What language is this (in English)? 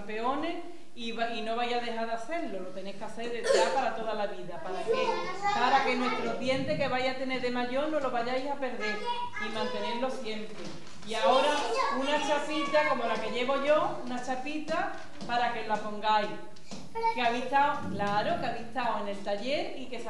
Spanish